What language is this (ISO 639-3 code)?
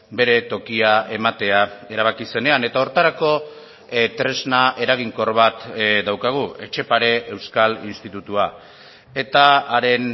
eus